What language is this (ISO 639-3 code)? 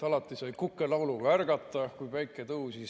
est